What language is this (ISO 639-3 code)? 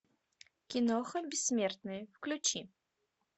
rus